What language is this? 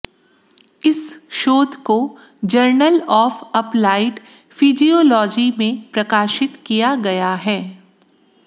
Hindi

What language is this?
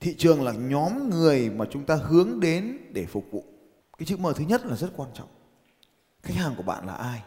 Vietnamese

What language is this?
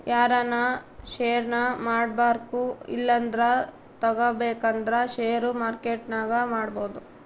Kannada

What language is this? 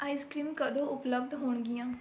Punjabi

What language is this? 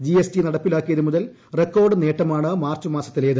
Malayalam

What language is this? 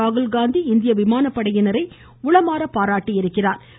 Tamil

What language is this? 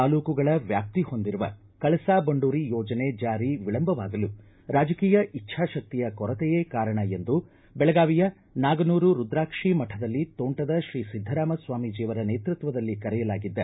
Kannada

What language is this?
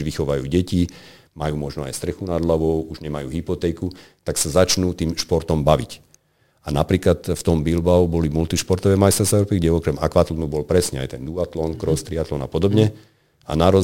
Slovak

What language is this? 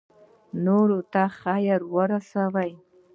Pashto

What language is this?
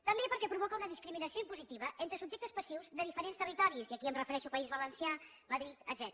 Catalan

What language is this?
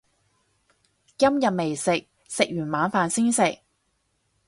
Cantonese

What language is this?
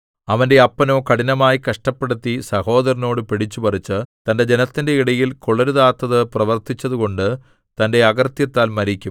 Malayalam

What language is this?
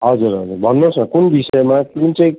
Nepali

